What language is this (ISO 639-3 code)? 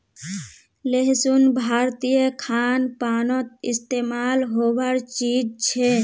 mag